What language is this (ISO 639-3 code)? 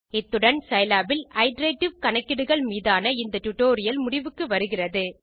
tam